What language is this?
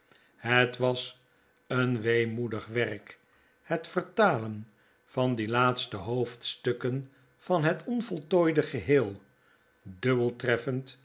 Dutch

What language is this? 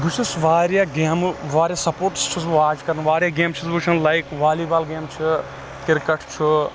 Kashmiri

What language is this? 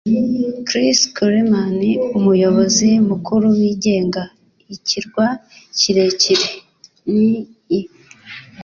Kinyarwanda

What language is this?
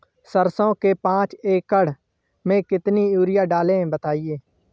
Hindi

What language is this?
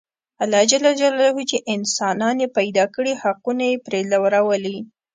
Pashto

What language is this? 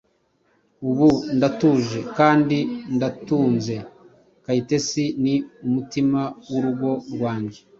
Kinyarwanda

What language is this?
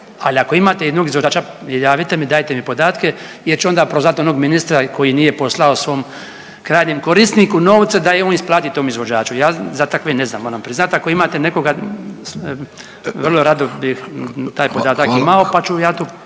Croatian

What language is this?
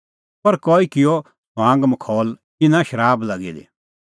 Kullu Pahari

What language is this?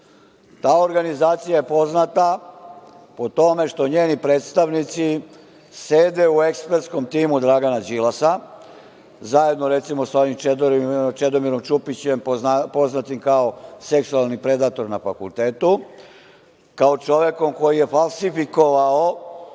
Serbian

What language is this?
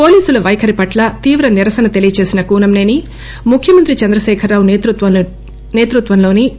Telugu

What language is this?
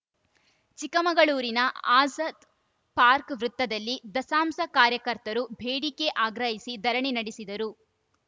Kannada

